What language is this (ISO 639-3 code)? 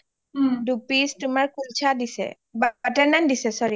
asm